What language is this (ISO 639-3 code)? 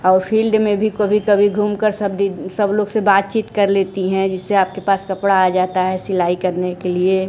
hin